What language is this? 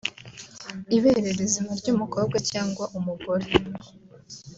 Kinyarwanda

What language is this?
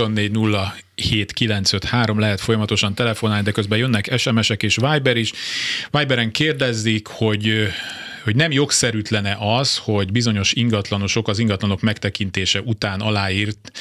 Hungarian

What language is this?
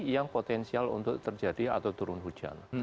Indonesian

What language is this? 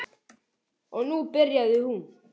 Icelandic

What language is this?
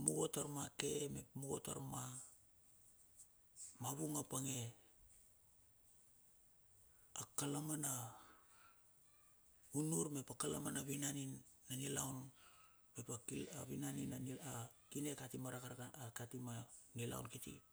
Bilur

